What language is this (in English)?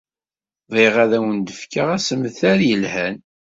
Kabyle